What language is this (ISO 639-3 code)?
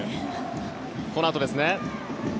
jpn